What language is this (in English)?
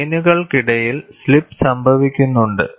Malayalam